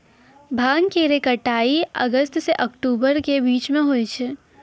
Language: Maithili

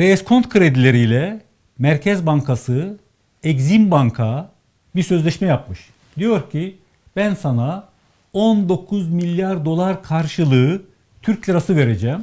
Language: Turkish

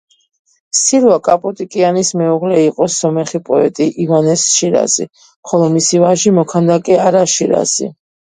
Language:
Georgian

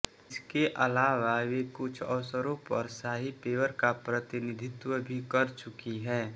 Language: Hindi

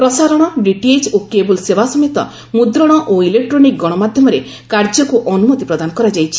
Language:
Odia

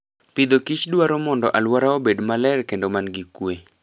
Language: Luo (Kenya and Tanzania)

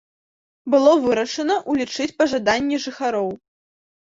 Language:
Belarusian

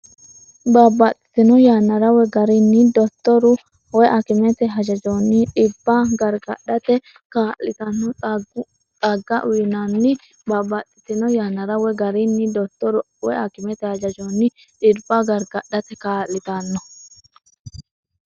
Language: Sidamo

